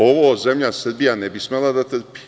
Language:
Serbian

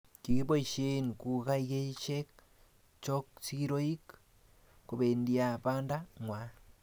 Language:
Kalenjin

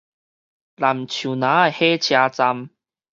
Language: Min Nan Chinese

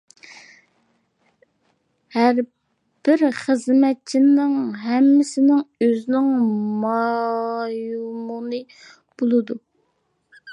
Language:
Uyghur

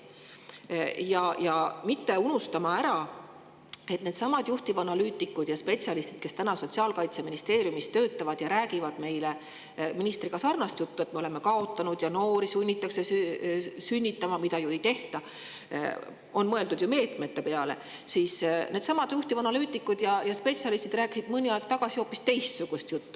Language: Estonian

